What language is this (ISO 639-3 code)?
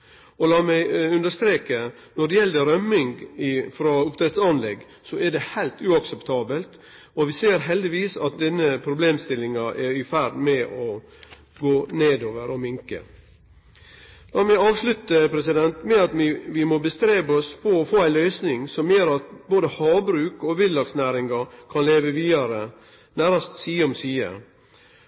nno